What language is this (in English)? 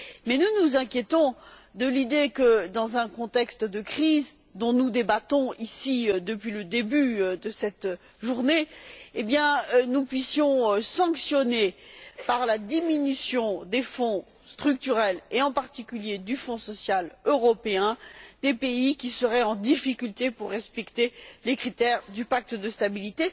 French